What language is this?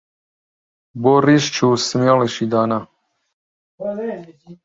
Central Kurdish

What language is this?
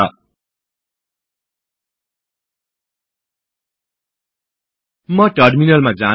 Nepali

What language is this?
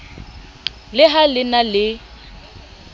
Southern Sotho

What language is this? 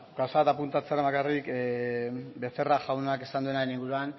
Basque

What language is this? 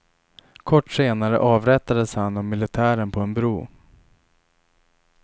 Swedish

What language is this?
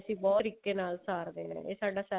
Punjabi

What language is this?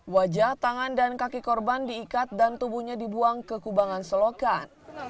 Indonesian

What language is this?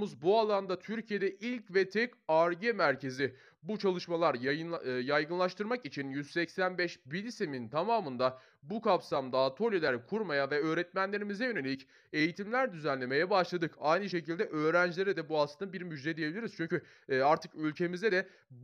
Turkish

